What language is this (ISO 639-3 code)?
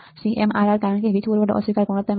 guj